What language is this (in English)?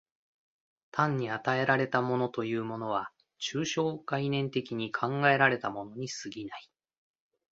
Japanese